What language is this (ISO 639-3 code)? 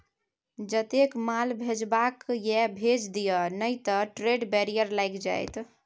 mai